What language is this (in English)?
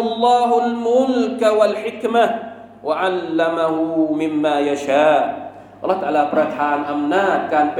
Thai